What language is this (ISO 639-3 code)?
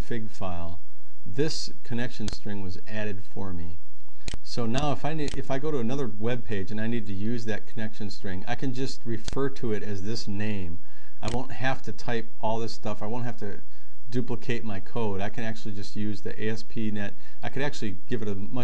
eng